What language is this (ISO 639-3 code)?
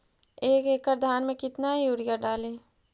mag